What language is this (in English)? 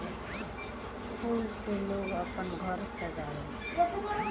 Bhojpuri